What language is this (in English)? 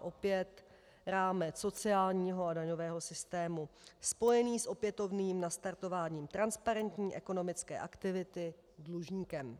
Czech